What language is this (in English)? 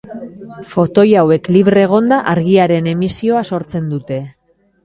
Basque